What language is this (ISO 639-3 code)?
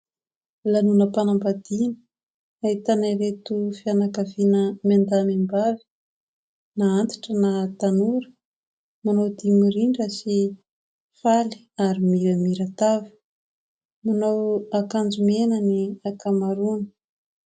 mlg